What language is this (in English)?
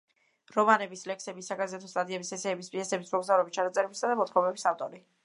Georgian